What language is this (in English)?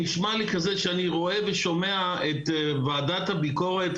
Hebrew